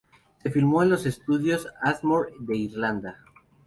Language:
Spanish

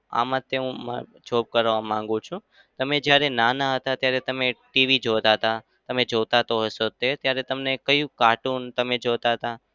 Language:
Gujarati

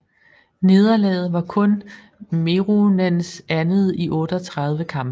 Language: Danish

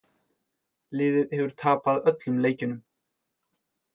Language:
Icelandic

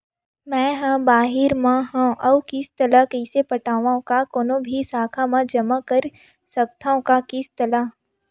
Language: Chhattisgarhi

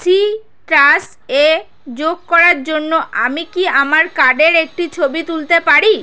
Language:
Bangla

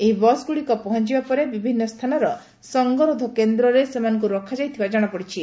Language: Odia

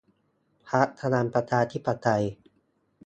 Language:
Thai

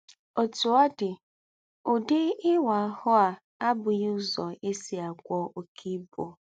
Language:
Igbo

